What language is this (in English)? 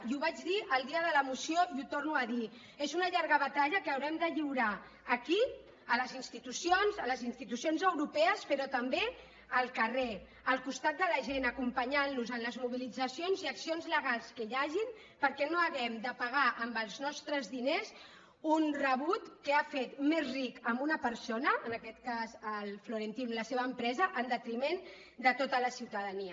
Catalan